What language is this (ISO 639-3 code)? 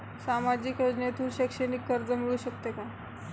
mar